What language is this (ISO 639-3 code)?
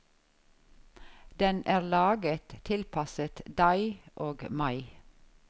nor